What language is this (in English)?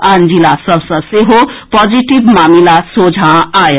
Maithili